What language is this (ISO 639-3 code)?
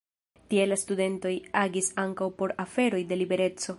epo